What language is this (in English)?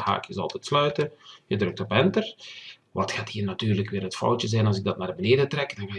Dutch